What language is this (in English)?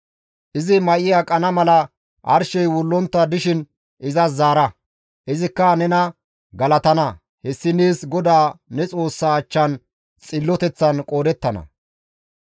Gamo